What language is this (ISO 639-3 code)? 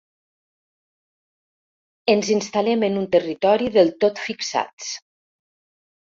cat